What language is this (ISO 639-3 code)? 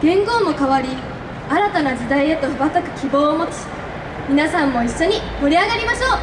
jpn